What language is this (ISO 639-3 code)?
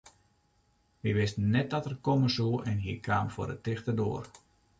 fry